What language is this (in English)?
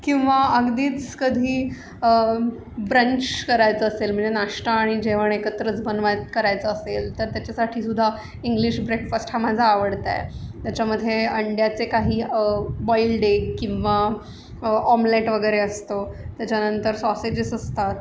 Marathi